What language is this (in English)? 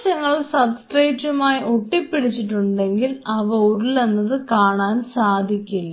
Malayalam